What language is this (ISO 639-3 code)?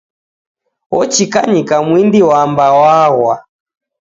dav